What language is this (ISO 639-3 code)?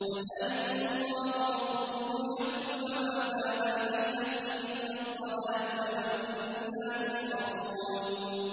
ara